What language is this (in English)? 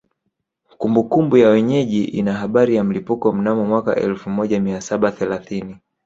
Swahili